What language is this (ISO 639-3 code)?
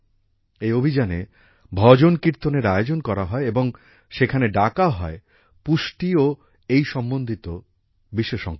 ben